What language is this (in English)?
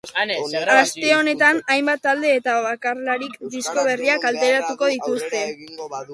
Basque